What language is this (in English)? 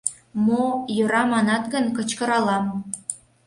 Mari